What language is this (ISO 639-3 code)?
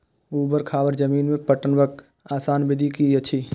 mai